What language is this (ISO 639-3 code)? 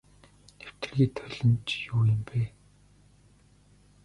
mon